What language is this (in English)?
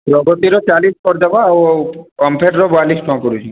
Odia